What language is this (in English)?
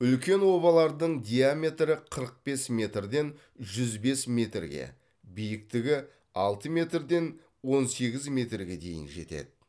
Kazakh